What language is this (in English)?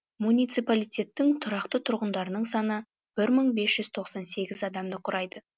Kazakh